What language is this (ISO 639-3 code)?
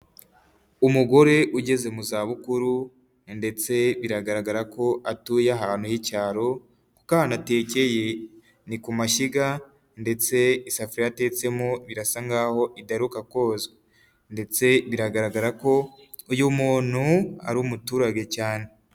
kin